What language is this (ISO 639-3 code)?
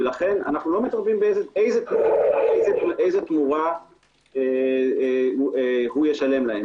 heb